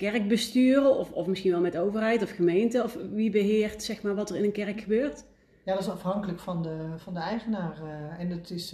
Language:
Dutch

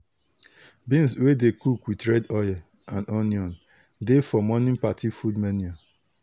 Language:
Nigerian Pidgin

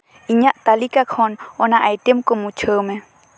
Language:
Santali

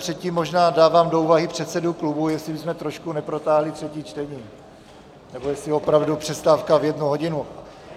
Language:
Czech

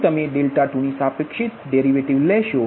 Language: Gujarati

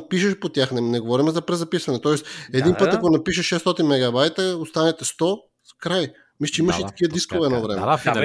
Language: Bulgarian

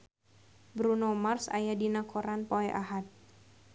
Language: Sundanese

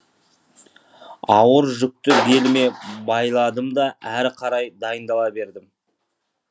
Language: Kazakh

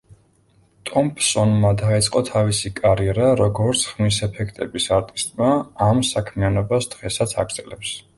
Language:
Georgian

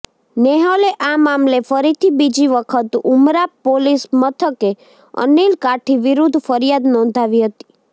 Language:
Gujarati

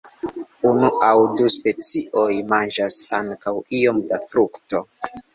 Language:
Esperanto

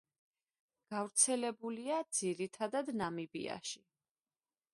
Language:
Georgian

